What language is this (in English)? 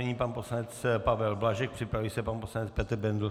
Czech